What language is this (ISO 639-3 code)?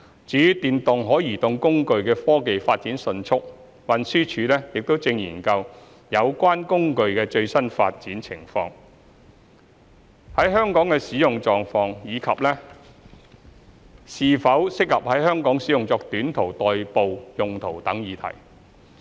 yue